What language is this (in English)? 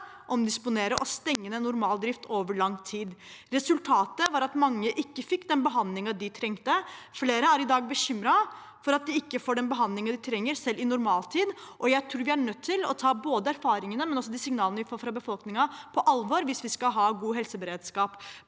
Norwegian